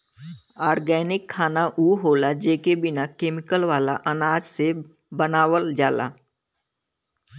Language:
Bhojpuri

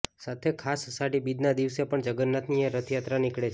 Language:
Gujarati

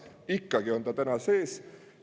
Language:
Estonian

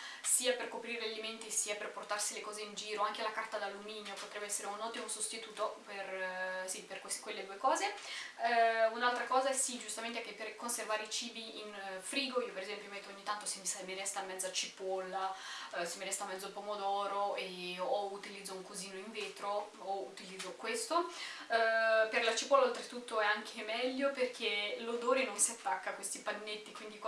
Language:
Italian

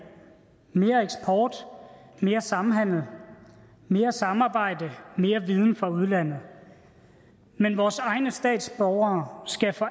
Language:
Danish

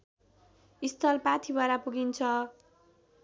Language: Nepali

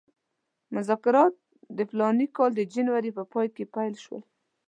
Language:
Pashto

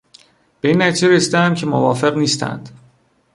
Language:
Persian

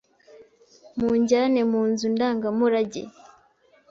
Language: Kinyarwanda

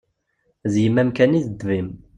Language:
Kabyle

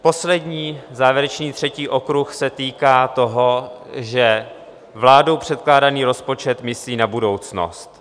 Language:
Czech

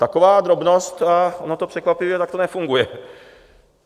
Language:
Czech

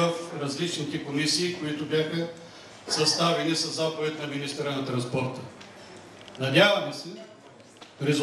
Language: Bulgarian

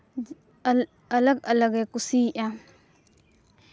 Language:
Santali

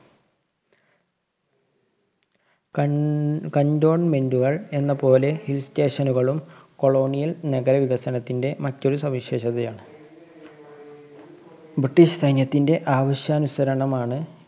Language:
Malayalam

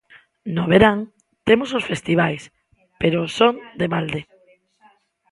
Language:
Galician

